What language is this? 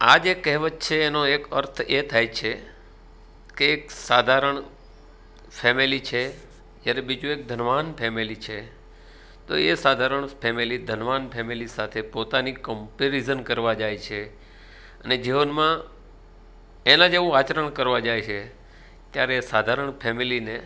Gujarati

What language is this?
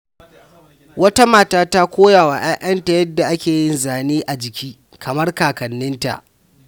Hausa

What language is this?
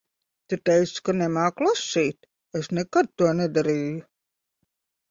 Latvian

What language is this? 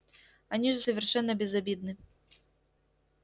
Russian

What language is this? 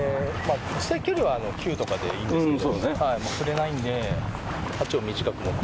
Japanese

